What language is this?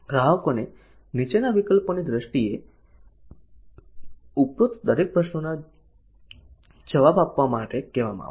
Gujarati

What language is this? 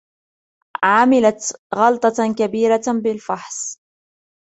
Arabic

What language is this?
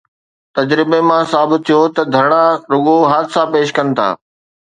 Sindhi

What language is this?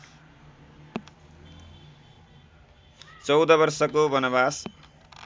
Nepali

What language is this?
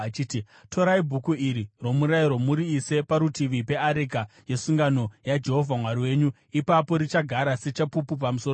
Shona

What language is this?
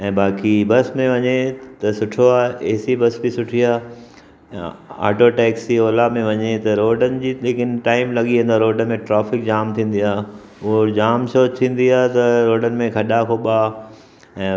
Sindhi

